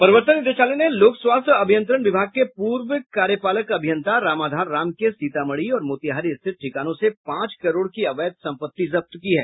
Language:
Hindi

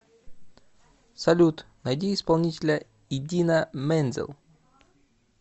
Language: Russian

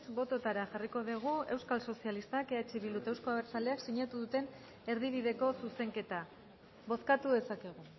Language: Basque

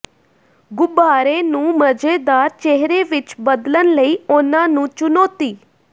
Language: Punjabi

